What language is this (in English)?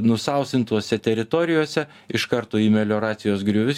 Lithuanian